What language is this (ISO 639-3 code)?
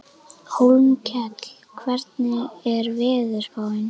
isl